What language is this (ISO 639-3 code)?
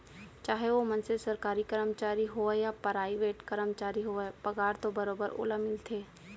hne